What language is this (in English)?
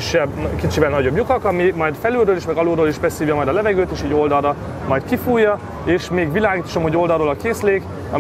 Hungarian